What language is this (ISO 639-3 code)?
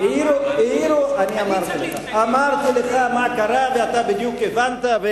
heb